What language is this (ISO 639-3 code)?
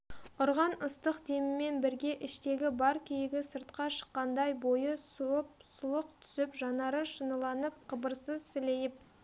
kaz